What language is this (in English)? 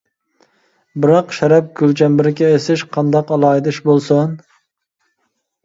Uyghur